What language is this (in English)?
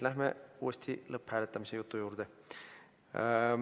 Estonian